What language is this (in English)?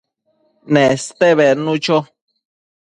Matsés